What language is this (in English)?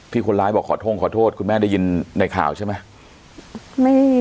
Thai